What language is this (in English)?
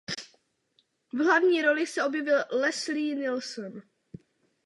Czech